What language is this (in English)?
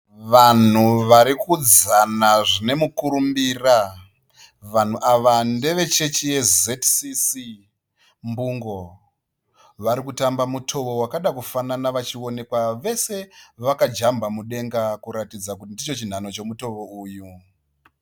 Shona